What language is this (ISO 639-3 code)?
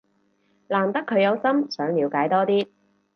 yue